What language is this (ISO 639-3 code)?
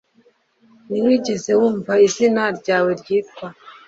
kin